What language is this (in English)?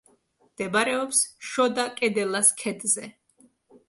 Georgian